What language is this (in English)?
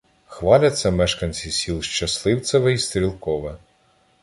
Ukrainian